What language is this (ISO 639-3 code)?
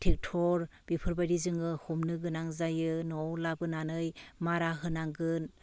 brx